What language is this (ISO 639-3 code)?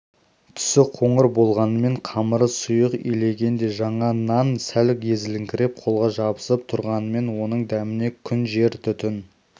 kaz